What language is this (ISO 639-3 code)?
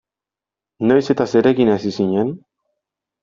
eus